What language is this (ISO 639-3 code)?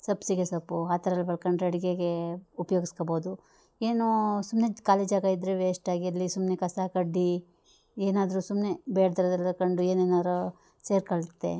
kan